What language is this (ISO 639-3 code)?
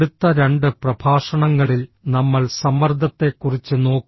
mal